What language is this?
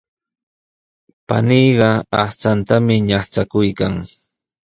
Sihuas Ancash Quechua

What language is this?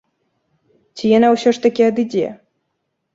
Belarusian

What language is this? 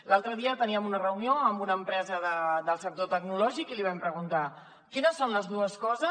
Catalan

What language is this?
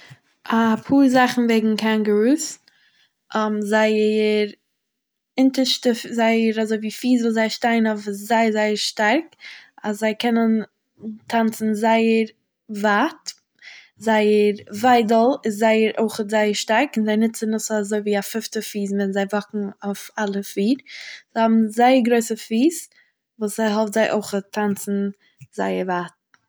Yiddish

